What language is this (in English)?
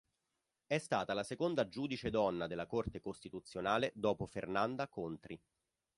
Italian